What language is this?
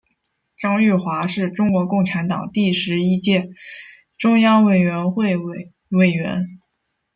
Chinese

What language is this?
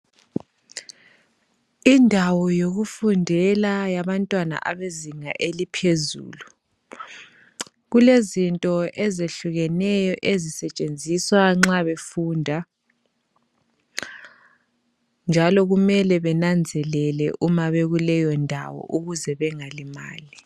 North Ndebele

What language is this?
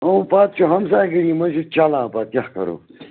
Kashmiri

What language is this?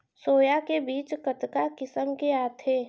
Chhattisgarhi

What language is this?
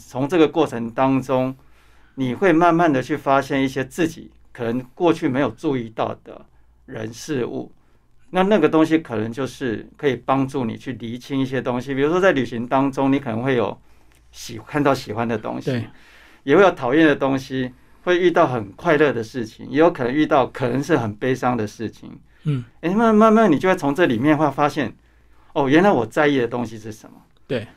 Chinese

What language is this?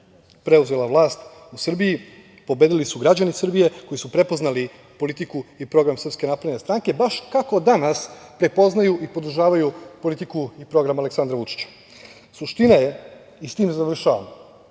Serbian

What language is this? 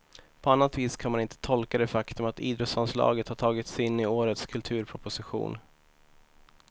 Swedish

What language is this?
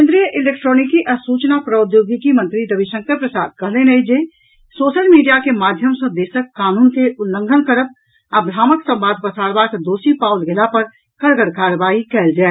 Maithili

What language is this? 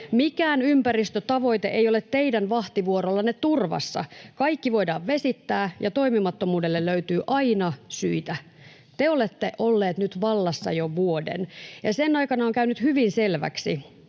Finnish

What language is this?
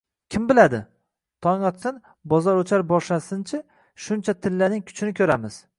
Uzbek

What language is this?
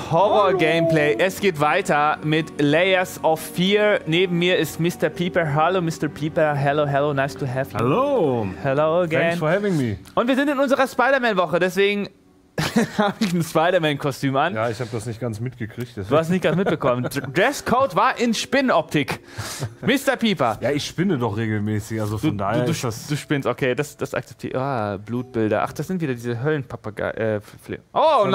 German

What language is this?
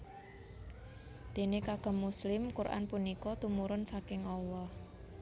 Javanese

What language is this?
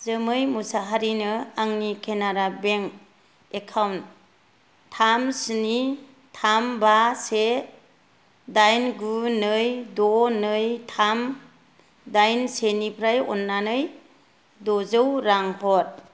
Bodo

